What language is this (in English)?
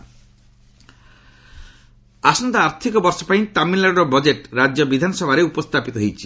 Odia